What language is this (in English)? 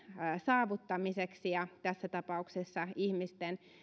Finnish